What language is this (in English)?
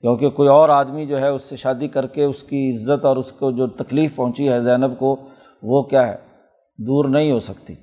Urdu